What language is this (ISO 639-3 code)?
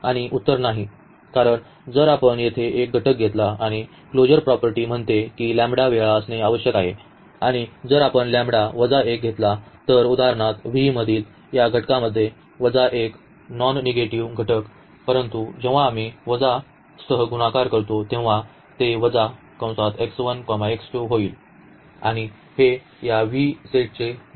mar